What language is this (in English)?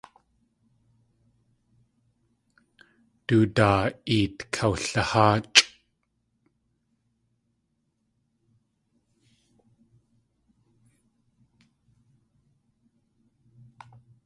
Tlingit